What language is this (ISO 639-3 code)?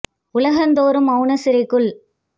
tam